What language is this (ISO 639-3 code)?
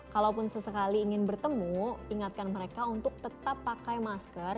ind